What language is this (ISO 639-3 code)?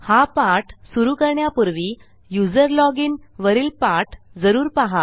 mar